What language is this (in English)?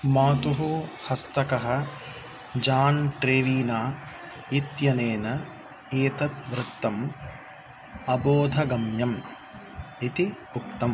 Sanskrit